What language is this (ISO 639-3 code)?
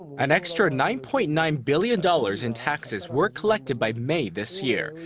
eng